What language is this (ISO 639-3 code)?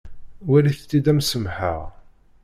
kab